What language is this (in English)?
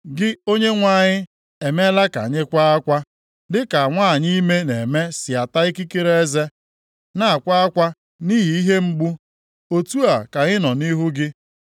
Igbo